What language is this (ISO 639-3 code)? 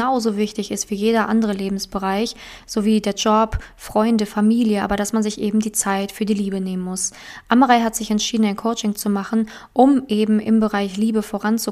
deu